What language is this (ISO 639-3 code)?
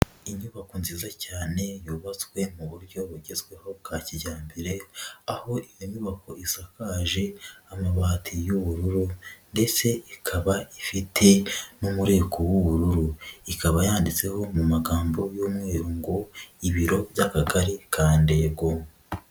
kin